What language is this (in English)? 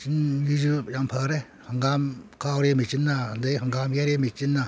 Manipuri